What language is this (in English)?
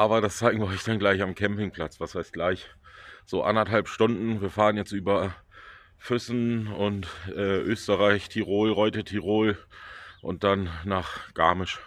German